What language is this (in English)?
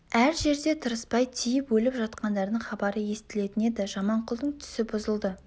Kazakh